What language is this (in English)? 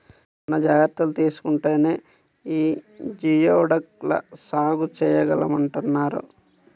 Telugu